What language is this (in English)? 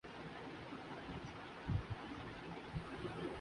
Urdu